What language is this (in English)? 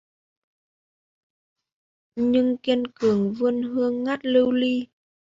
Vietnamese